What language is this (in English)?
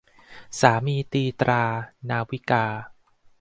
Thai